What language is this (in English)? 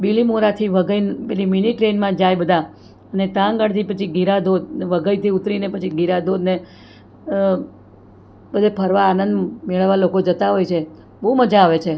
Gujarati